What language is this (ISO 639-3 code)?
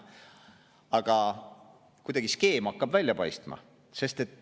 est